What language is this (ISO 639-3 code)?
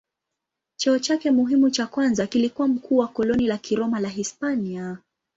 swa